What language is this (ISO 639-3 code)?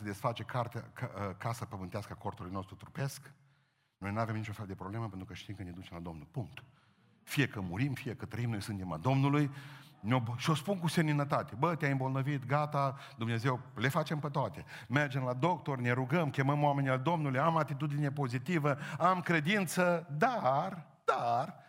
ron